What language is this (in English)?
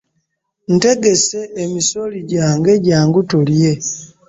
Ganda